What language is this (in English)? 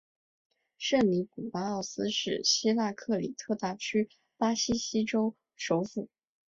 Chinese